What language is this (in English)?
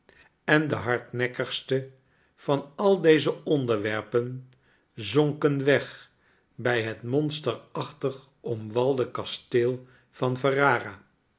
Dutch